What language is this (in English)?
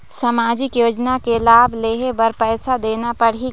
Chhattisgarhi